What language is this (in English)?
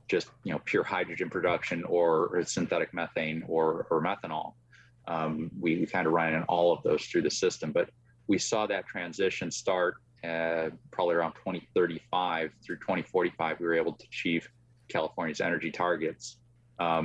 English